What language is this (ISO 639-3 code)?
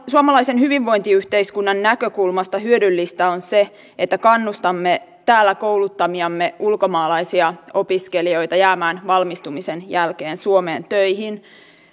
fin